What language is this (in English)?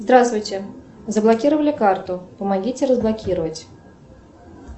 Russian